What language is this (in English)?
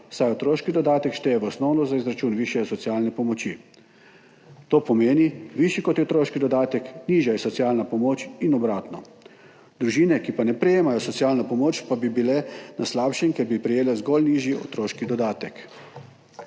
Slovenian